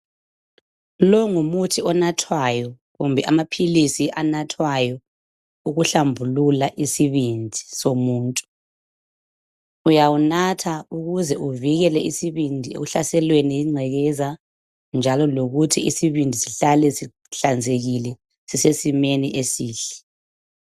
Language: North Ndebele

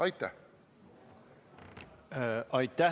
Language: Estonian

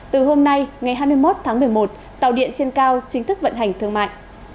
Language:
Vietnamese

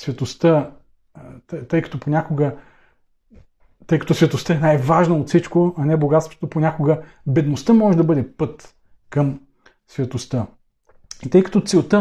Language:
Bulgarian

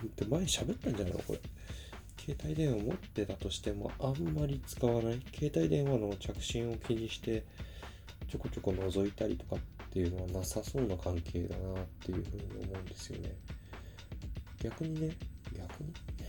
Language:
Japanese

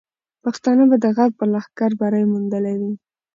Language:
Pashto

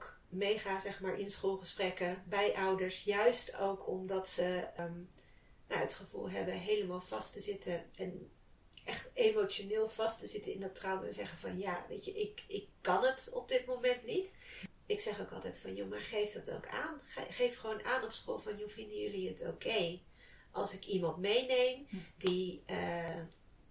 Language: Dutch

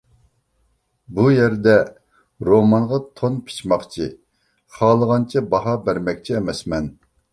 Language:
Uyghur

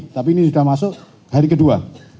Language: Indonesian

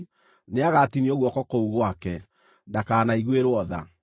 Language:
Kikuyu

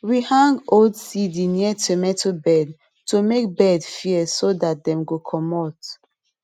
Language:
Nigerian Pidgin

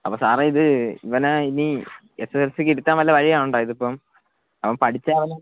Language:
Malayalam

